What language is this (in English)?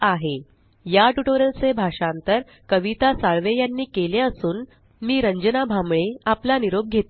Marathi